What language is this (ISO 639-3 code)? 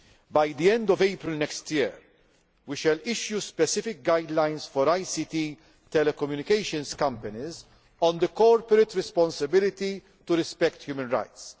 eng